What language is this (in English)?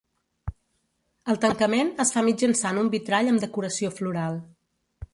Catalan